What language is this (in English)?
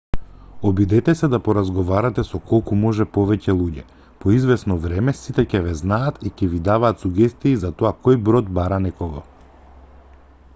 Macedonian